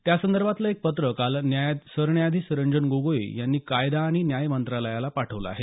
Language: Marathi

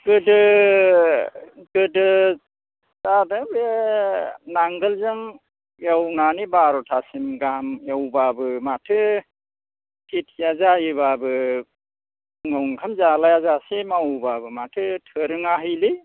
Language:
Bodo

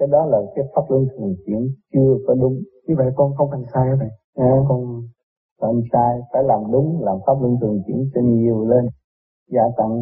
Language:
Vietnamese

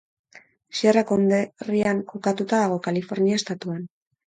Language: Basque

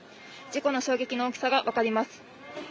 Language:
Japanese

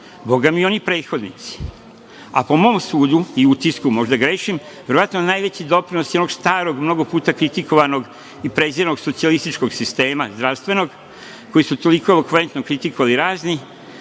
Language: Serbian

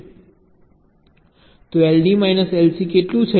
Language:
Gujarati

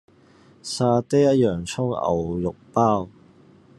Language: Cantonese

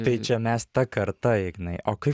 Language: Lithuanian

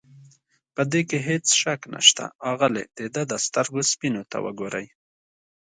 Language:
Pashto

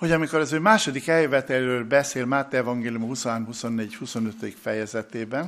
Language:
Hungarian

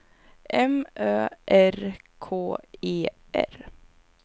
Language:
Swedish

